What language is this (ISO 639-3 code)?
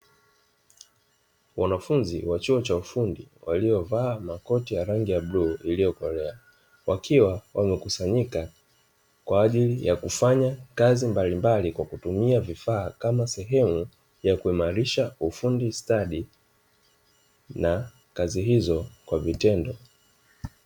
swa